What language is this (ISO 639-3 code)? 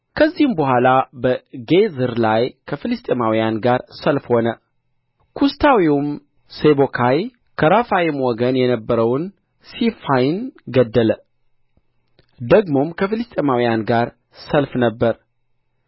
amh